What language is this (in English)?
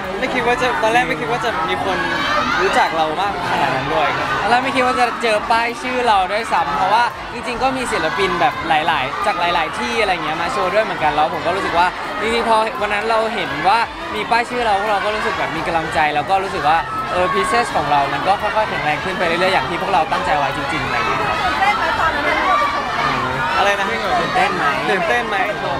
Thai